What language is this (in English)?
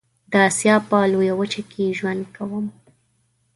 Pashto